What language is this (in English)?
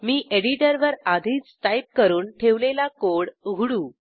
Marathi